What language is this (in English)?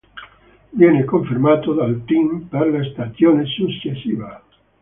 Italian